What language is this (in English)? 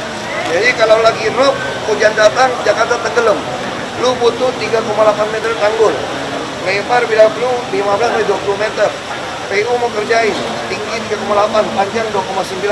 Indonesian